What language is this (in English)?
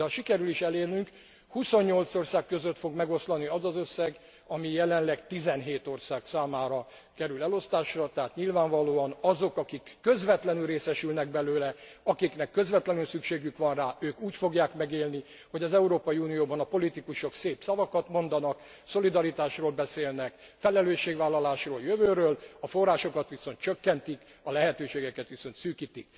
Hungarian